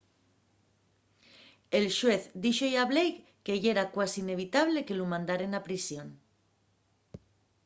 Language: Asturian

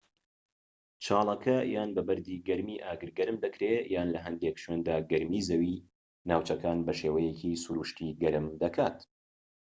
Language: Central Kurdish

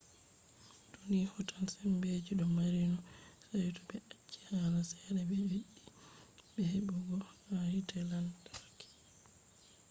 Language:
Fula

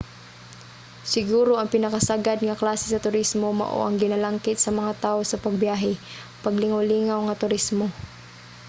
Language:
Cebuano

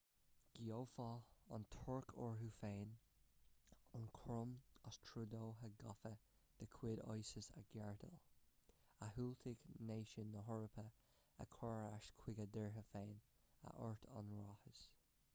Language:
Irish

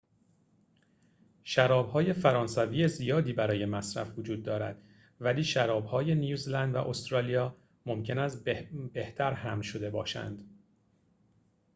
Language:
Persian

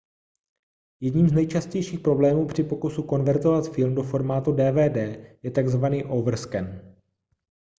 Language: Czech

